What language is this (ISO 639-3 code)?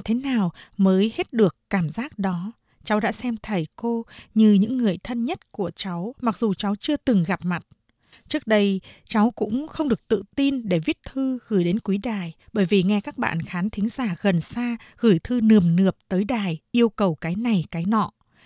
vie